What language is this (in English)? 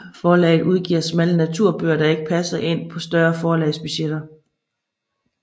Danish